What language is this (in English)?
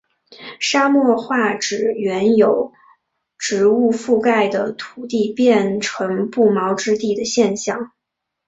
Chinese